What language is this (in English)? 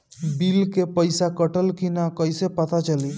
Bhojpuri